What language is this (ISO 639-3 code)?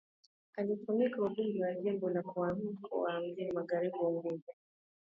swa